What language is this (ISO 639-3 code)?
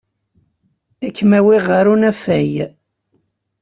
kab